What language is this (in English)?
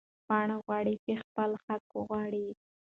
Pashto